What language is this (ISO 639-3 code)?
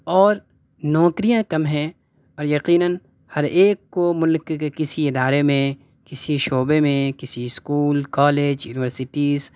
urd